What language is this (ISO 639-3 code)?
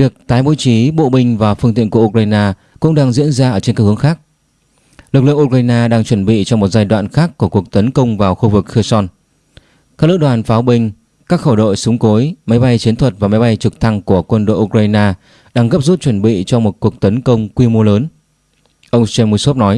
vie